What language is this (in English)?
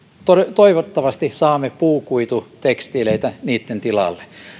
Finnish